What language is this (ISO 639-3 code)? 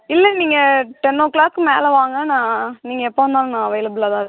tam